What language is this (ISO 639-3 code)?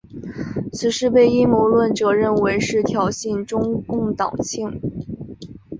zho